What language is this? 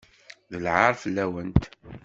Kabyle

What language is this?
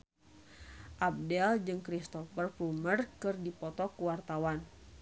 Sundanese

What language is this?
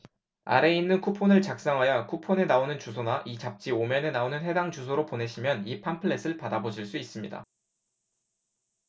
Korean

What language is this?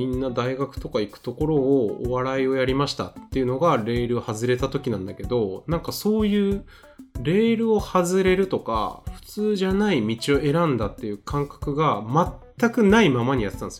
Japanese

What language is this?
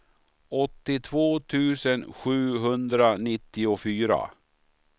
Swedish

